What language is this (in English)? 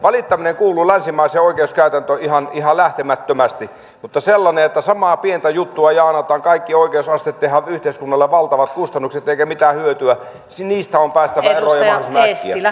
Finnish